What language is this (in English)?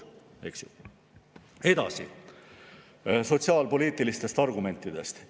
Estonian